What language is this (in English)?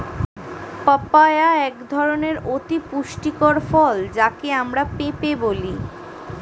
Bangla